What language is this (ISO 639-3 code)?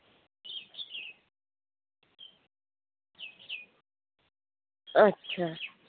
sat